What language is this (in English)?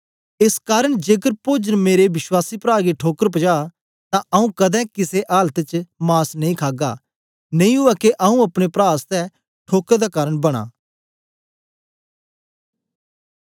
Dogri